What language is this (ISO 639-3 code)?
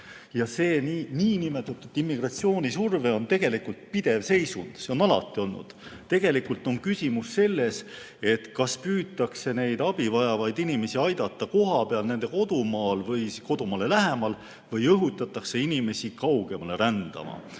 est